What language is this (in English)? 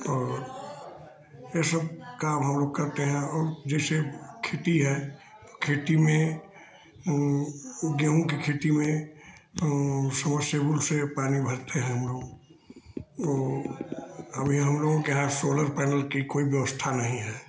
Hindi